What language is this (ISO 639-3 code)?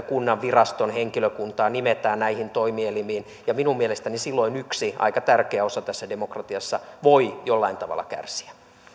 fin